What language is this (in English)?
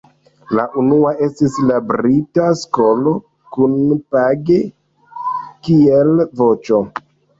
Esperanto